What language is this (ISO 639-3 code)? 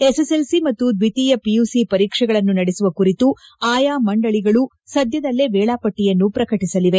kan